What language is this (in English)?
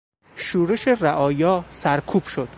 Persian